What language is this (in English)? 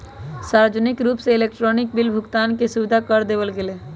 Magahi